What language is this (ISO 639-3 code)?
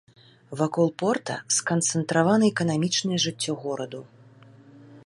bel